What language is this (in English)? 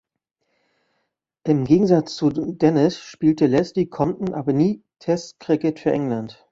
German